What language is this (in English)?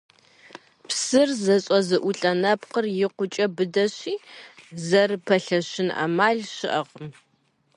Kabardian